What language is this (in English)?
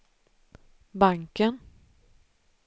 Swedish